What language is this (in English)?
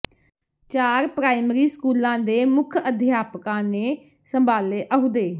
Punjabi